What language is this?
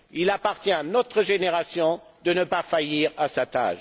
French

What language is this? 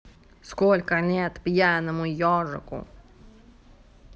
Russian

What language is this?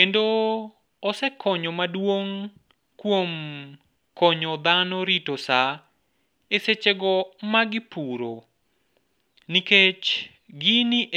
Luo (Kenya and Tanzania)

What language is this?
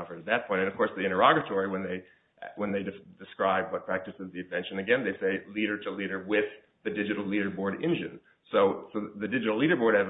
English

